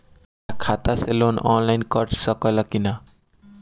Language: Bhojpuri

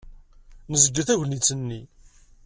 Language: Kabyle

